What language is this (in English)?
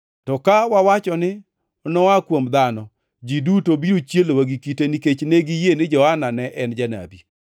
Luo (Kenya and Tanzania)